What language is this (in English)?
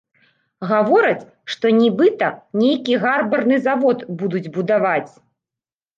Belarusian